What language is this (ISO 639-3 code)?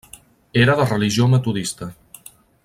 cat